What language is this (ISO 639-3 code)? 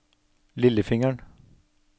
nor